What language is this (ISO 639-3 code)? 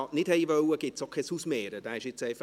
gsw